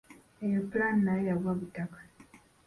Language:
Ganda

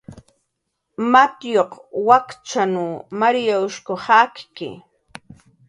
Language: Jaqaru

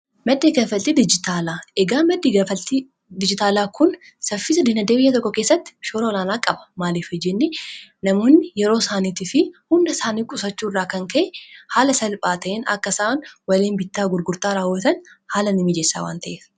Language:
Oromo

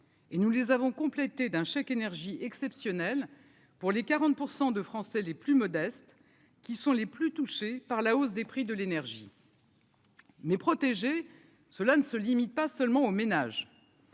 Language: French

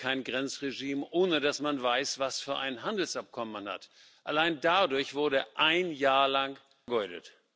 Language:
German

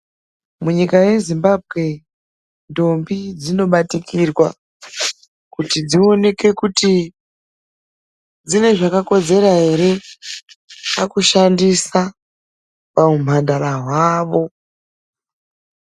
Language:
Ndau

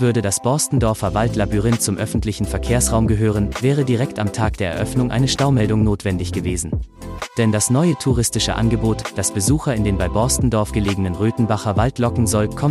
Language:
German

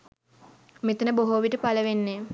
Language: Sinhala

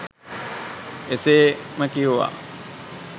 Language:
Sinhala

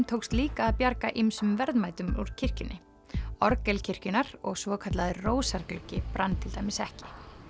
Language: Icelandic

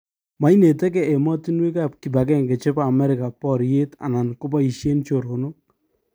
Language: Kalenjin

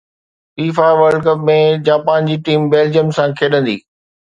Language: Sindhi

